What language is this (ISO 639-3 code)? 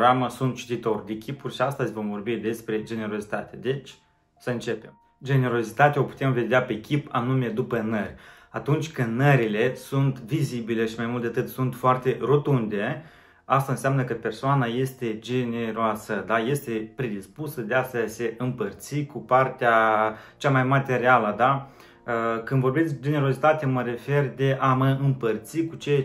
ron